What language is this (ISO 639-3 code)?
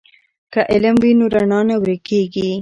pus